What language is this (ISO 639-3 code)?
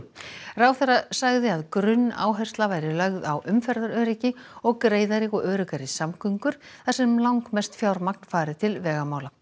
isl